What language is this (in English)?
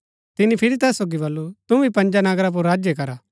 Gaddi